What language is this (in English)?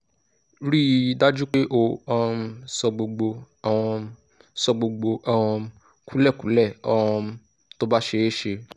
Yoruba